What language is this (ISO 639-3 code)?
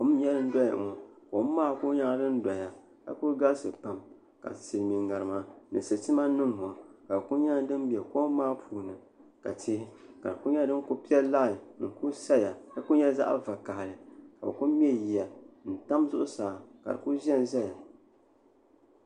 dag